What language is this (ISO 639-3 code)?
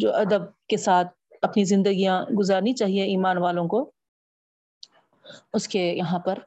urd